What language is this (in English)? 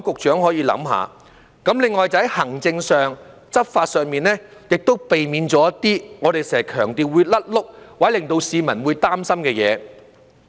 Cantonese